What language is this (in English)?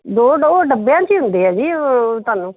Punjabi